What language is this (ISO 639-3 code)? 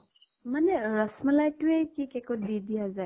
asm